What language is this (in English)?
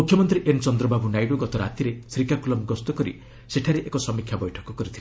Odia